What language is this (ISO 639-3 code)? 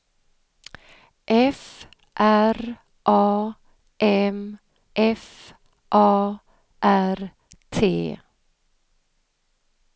swe